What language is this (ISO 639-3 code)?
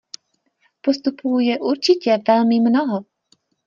ces